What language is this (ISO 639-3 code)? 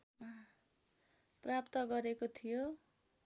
nep